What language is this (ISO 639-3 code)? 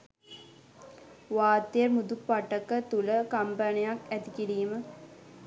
sin